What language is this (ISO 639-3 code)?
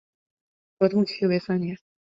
zho